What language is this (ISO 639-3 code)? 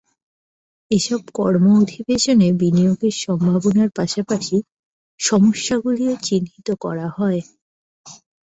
ben